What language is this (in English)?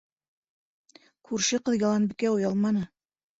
Bashkir